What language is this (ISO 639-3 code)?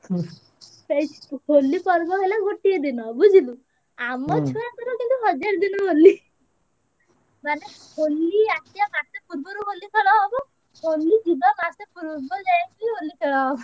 ori